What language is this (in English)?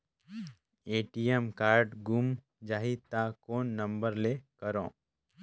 Chhattisgarhi